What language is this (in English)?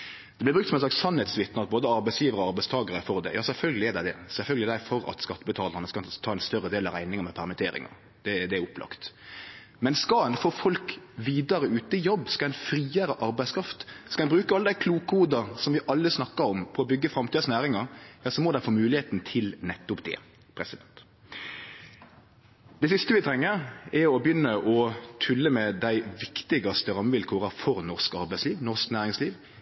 Norwegian Nynorsk